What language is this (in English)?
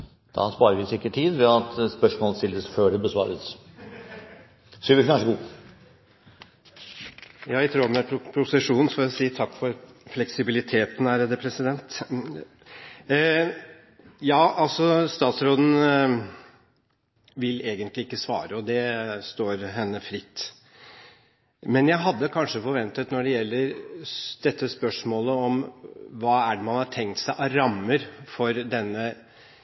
Norwegian